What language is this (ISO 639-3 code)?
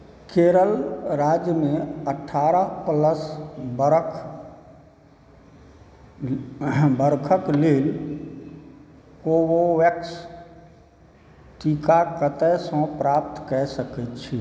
mai